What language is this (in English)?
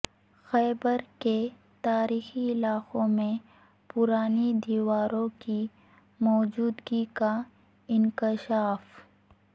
Urdu